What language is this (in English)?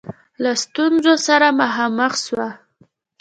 Pashto